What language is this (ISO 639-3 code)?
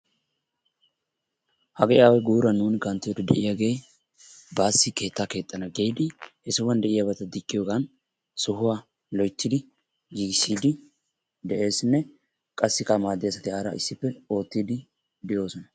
wal